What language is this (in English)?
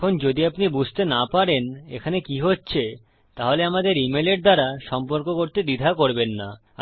Bangla